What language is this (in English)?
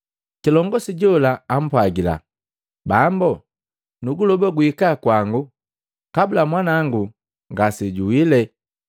Matengo